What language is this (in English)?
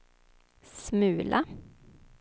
Swedish